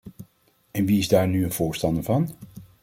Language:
Dutch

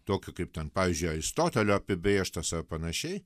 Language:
Lithuanian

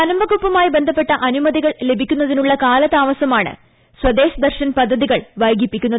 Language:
Malayalam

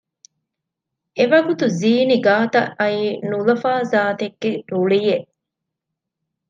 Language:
Divehi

